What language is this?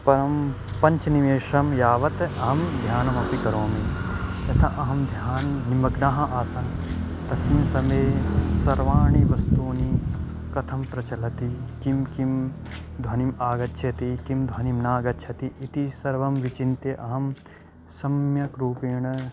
Sanskrit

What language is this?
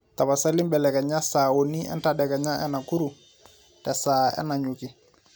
Masai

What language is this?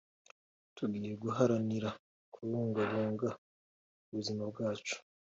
Kinyarwanda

